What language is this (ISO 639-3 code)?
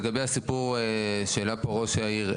heb